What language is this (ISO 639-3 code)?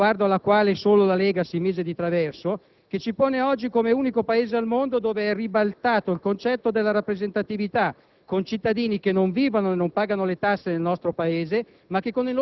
ita